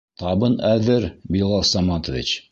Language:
Bashkir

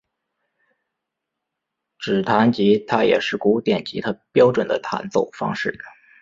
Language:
Chinese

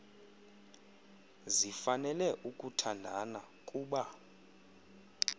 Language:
Xhosa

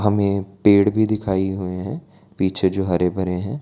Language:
Hindi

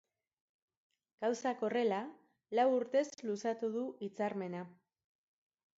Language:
Basque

